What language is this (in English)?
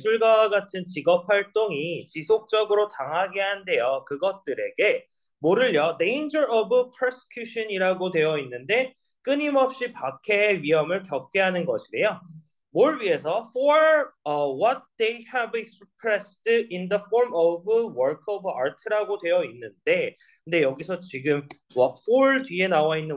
Korean